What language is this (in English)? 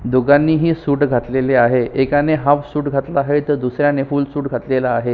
Marathi